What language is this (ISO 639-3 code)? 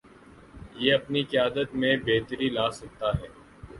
urd